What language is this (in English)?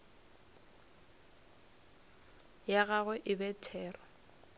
Northern Sotho